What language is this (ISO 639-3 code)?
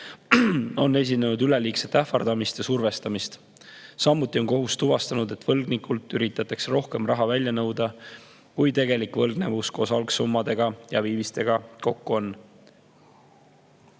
est